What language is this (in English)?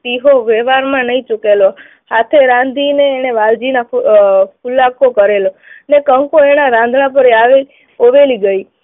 Gujarati